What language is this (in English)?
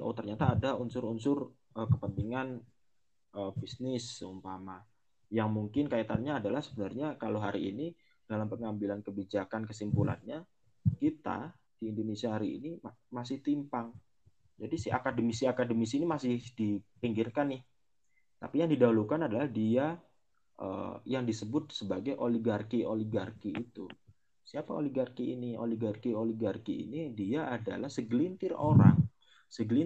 Indonesian